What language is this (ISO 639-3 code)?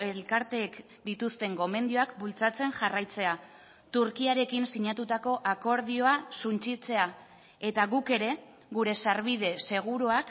eus